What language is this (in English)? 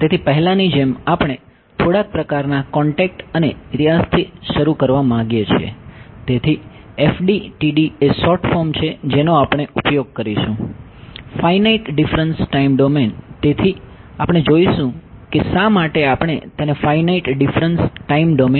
Gujarati